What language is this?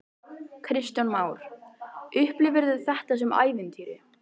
Icelandic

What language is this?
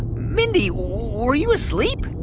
English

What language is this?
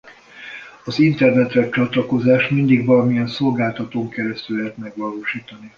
Hungarian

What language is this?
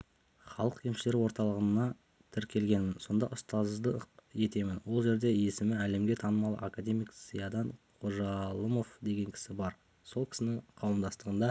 Kazakh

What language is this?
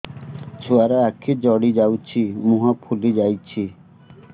Odia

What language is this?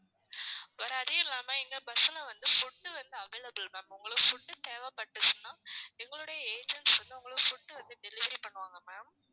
Tamil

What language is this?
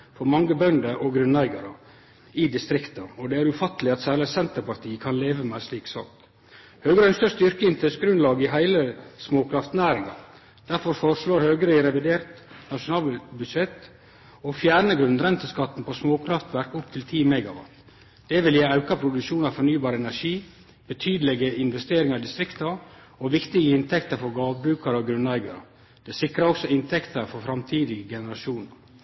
Norwegian Nynorsk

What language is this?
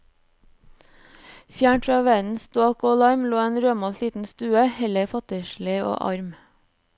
Norwegian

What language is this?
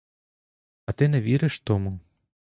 Ukrainian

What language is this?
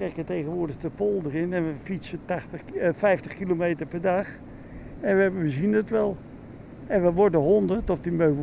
Dutch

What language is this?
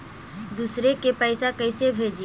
Magahi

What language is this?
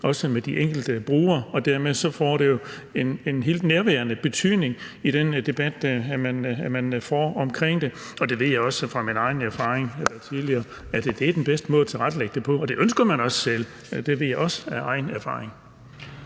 Danish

